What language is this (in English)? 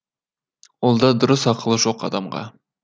Kazakh